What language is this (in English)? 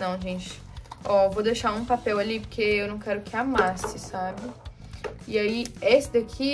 Portuguese